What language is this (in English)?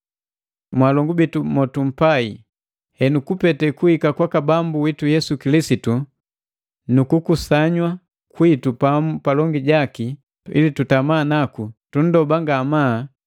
Matengo